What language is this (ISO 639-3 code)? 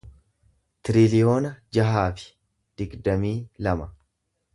orm